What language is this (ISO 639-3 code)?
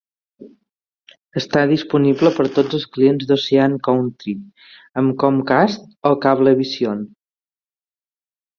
cat